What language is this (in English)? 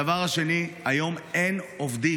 Hebrew